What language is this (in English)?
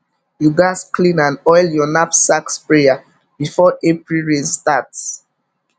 Nigerian Pidgin